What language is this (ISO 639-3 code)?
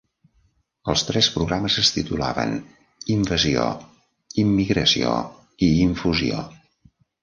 cat